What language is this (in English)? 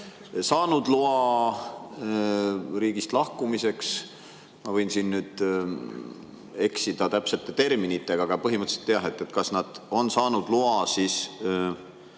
Estonian